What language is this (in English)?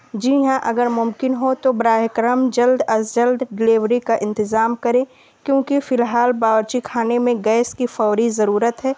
Urdu